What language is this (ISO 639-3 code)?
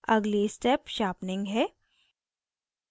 hin